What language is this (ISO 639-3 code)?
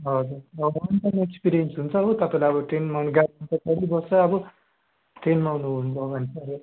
nep